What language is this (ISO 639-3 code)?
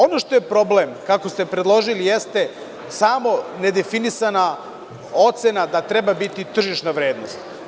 srp